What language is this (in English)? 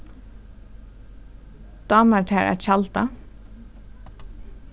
Faroese